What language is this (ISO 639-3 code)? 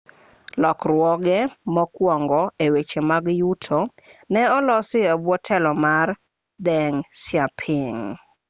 luo